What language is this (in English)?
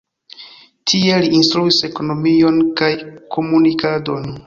Esperanto